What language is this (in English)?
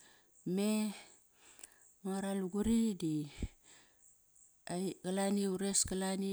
Kairak